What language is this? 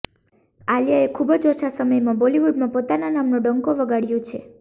Gujarati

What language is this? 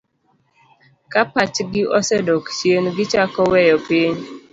Luo (Kenya and Tanzania)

